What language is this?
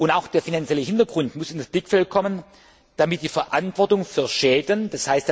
German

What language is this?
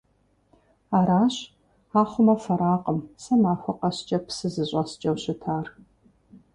Kabardian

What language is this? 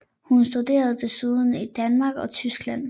Danish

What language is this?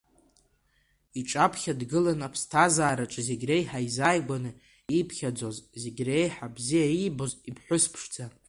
Abkhazian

